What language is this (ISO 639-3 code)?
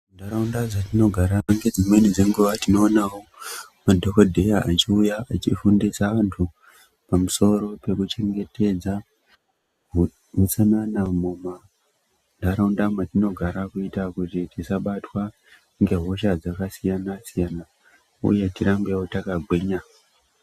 ndc